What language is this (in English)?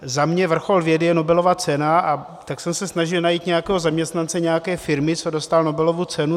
Czech